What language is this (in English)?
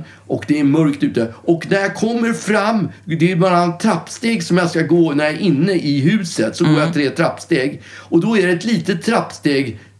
Swedish